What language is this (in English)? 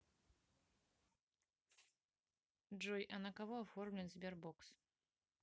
Russian